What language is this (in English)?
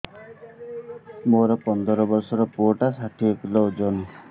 Odia